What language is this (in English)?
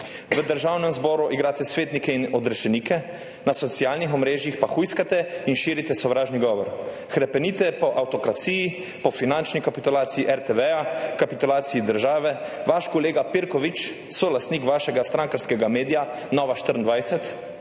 Slovenian